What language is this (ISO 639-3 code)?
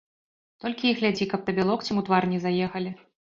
bel